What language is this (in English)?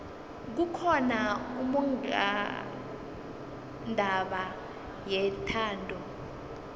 South Ndebele